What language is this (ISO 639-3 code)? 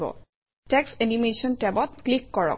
asm